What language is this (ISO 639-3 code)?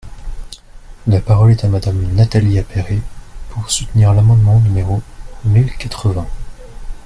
fra